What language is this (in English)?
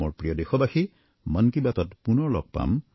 Assamese